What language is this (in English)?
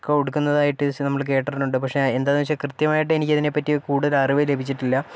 Malayalam